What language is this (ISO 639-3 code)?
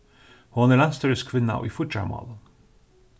fao